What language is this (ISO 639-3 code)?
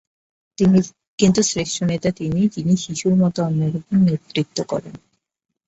ben